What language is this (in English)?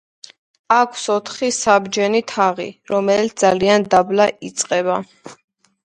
Georgian